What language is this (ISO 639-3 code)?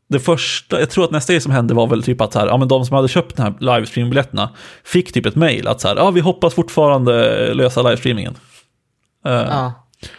swe